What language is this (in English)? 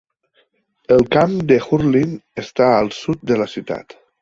Catalan